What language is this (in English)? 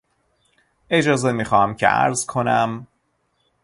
Persian